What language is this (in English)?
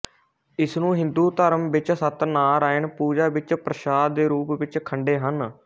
Punjabi